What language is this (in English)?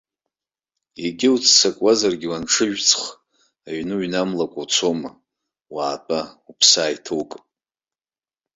Abkhazian